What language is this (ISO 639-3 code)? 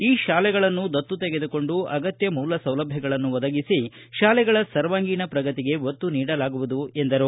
kan